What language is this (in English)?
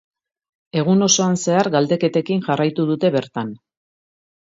Basque